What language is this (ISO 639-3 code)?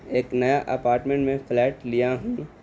urd